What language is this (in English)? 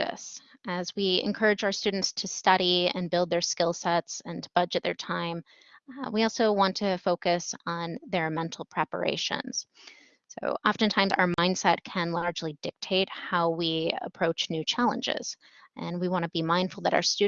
English